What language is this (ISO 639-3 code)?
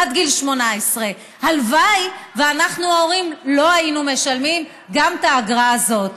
heb